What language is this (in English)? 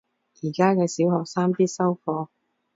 Cantonese